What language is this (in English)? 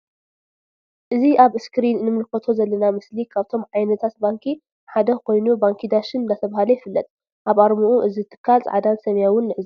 Tigrinya